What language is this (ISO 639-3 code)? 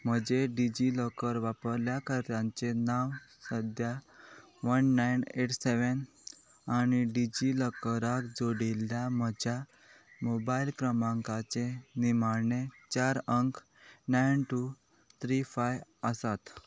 kok